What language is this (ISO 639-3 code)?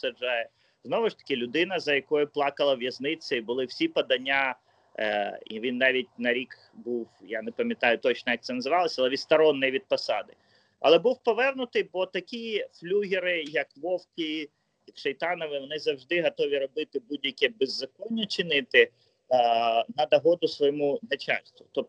ukr